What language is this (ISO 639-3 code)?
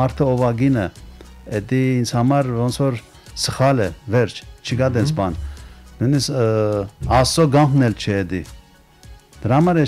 tur